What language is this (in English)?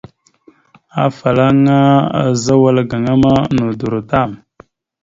Mada (Cameroon)